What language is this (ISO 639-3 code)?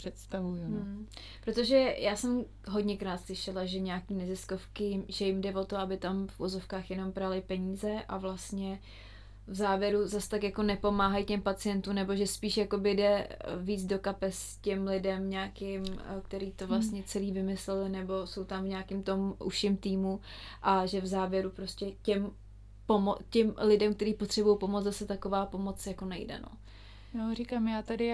ces